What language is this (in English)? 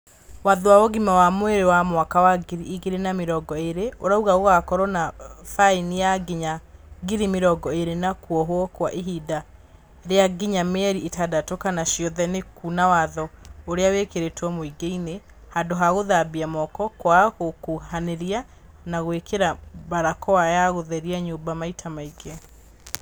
Kikuyu